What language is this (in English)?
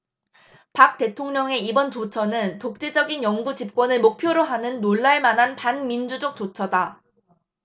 Korean